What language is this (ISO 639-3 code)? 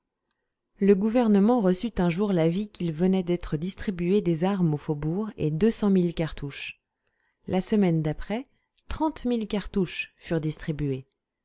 fra